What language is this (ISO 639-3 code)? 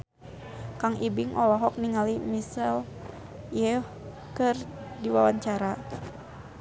sun